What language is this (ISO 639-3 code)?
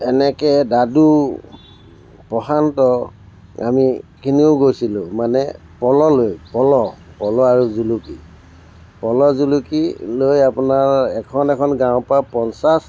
asm